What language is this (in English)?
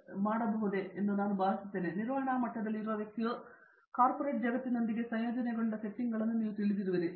Kannada